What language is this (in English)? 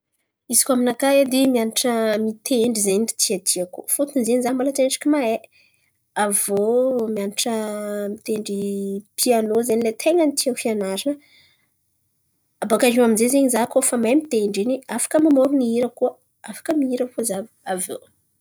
Antankarana Malagasy